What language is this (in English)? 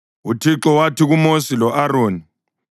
North Ndebele